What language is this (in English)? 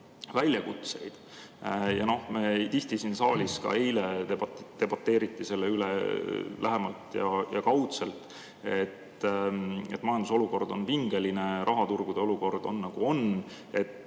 Estonian